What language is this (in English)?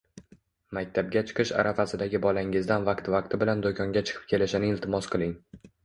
Uzbek